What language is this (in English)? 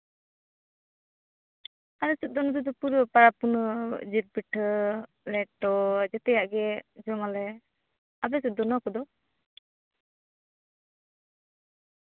Santali